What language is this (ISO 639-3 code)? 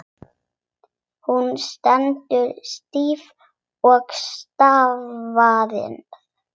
isl